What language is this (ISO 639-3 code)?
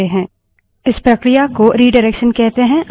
hin